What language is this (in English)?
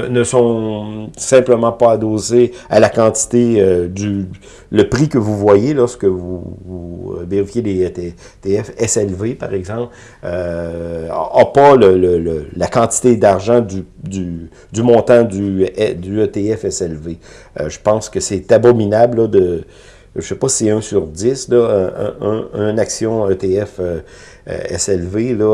French